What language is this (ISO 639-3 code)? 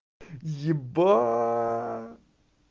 rus